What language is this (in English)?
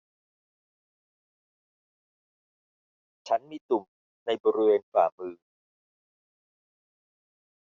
Thai